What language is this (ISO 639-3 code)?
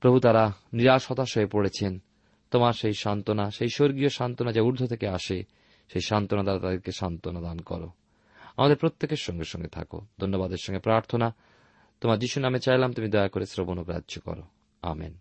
ben